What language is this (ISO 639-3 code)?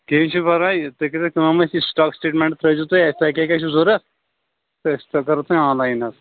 kas